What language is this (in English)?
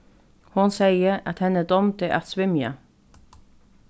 Faroese